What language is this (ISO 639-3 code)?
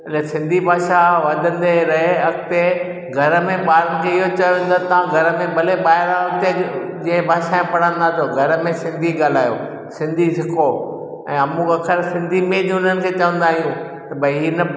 snd